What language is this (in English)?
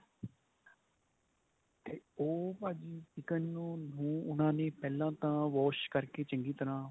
Punjabi